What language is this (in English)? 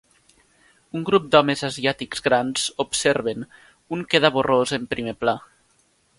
Catalan